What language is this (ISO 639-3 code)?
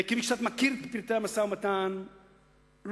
heb